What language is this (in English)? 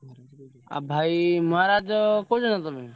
Odia